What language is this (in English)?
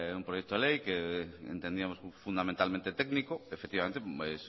Spanish